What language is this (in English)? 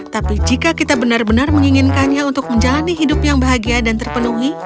Indonesian